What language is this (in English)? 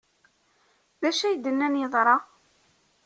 Kabyle